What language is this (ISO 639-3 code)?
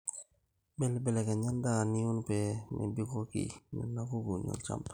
mas